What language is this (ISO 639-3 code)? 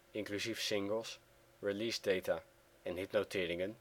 nld